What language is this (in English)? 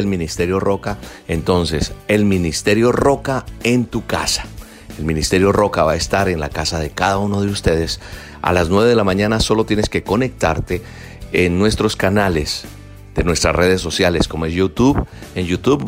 Spanish